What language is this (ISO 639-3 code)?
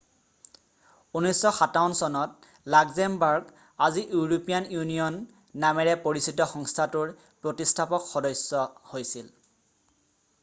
asm